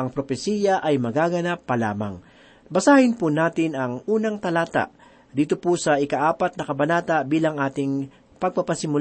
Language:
Filipino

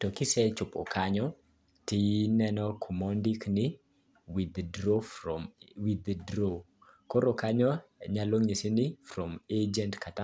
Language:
Luo (Kenya and Tanzania)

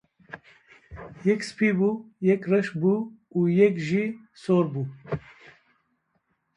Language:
Kurdish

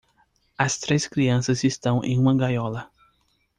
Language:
Portuguese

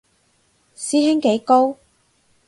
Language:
Cantonese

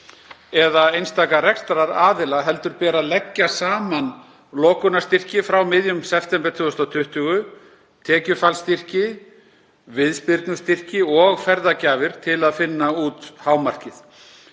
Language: Icelandic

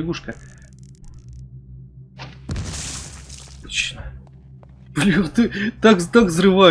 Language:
Russian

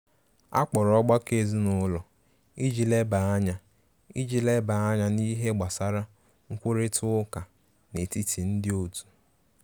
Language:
Igbo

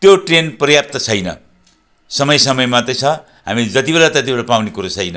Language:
Nepali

